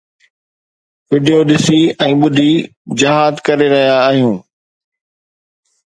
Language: Sindhi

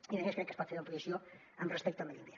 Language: Catalan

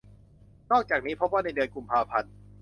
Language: Thai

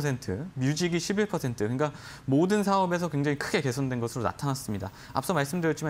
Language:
Korean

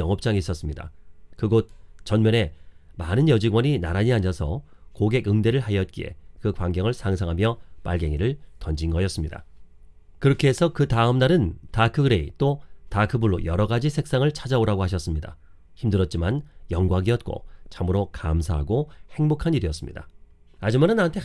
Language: Korean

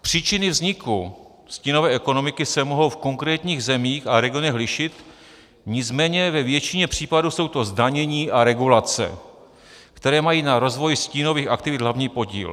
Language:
Czech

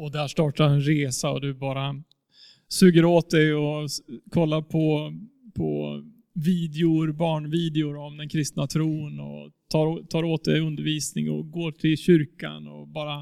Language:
Swedish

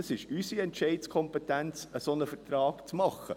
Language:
Swiss German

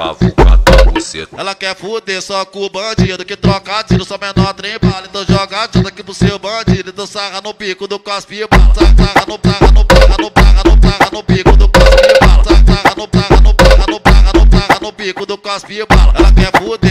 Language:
Portuguese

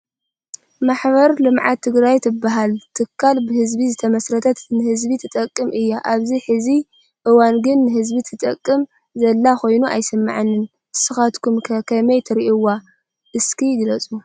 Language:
Tigrinya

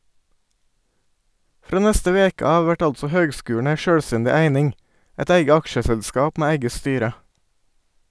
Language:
Norwegian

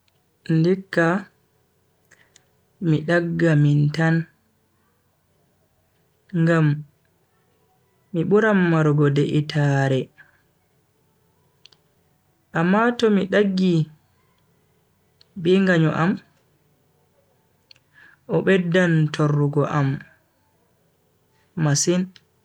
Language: Bagirmi Fulfulde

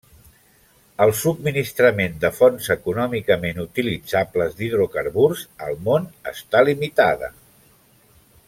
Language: Catalan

